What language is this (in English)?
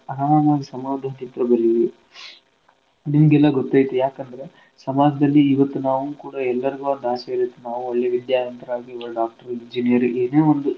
Kannada